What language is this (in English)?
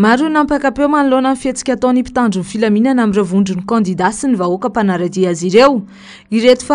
Romanian